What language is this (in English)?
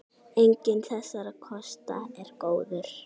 Icelandic